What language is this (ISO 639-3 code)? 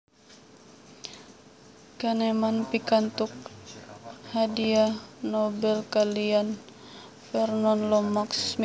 jav